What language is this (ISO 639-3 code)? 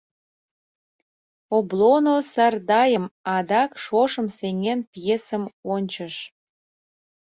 chm